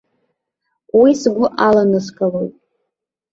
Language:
Abkhazian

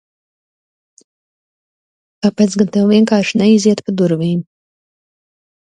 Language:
Latvian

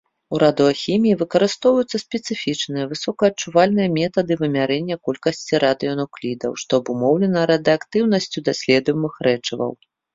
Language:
Belarusian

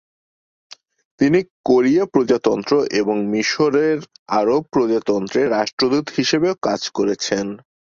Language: Bangla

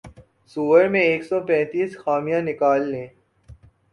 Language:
Urdu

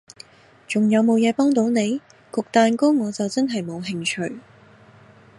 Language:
Cantonese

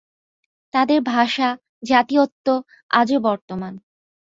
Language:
Bangla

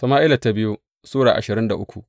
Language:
Hausa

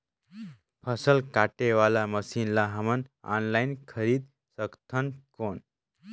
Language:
Chhattisgarhi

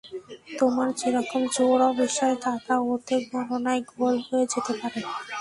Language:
Bangla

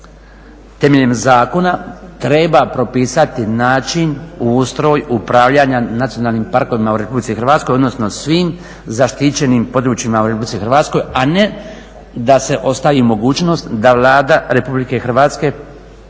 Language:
Croatian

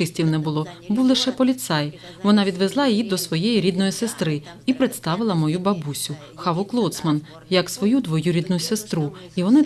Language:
Ukrainian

